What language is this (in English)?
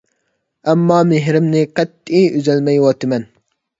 Uyghur